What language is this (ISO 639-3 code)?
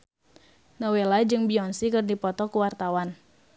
sun